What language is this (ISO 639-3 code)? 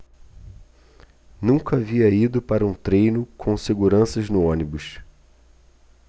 por